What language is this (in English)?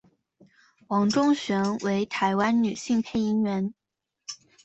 Chinese